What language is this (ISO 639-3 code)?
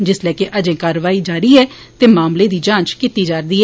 doi